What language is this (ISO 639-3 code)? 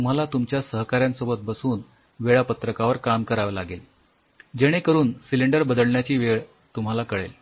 mar